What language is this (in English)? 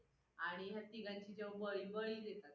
Marathi